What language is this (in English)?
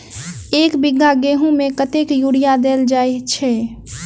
Maithili